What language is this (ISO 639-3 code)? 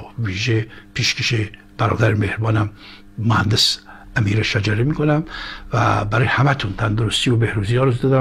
fas